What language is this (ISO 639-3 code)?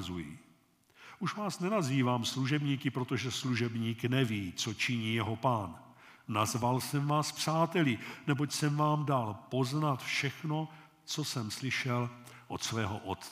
ces